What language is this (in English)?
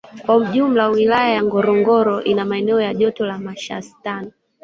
Swahili